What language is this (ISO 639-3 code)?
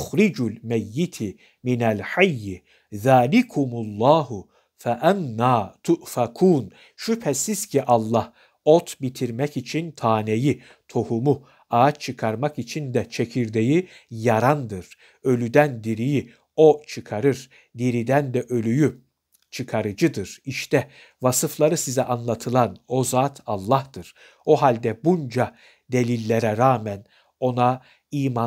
tur